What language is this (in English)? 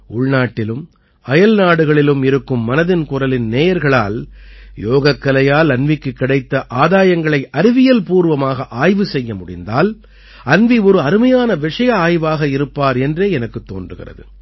Tamil